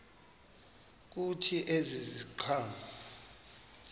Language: Xhosa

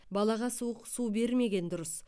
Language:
Kazakh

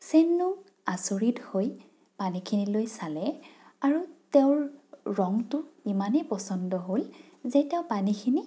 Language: Assamese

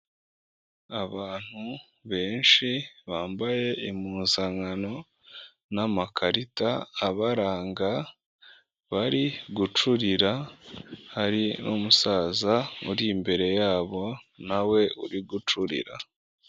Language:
Kinyarwanda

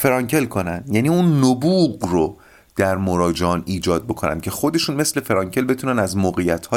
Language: Persian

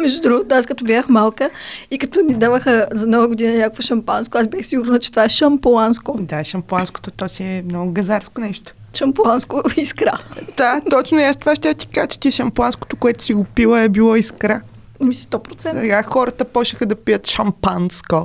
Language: Bulgarian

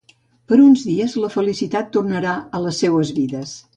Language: Catalan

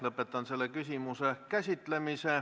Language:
Estonian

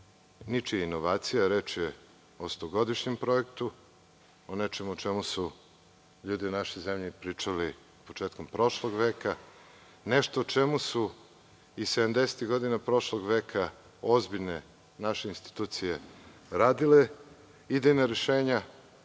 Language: Serbian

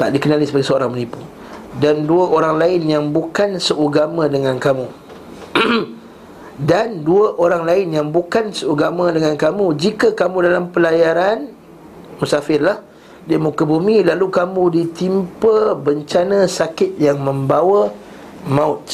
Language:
Malay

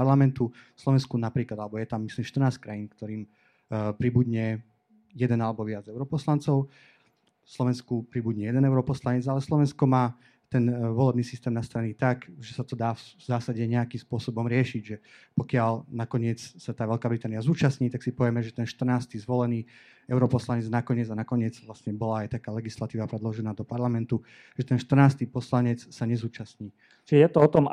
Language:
Slovak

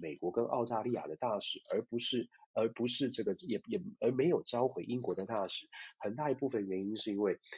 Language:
Chinese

